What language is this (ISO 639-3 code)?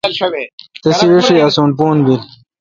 xka